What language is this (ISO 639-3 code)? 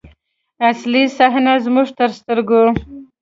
pus